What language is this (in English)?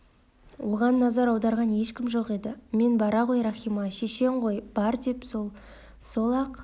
Kazakh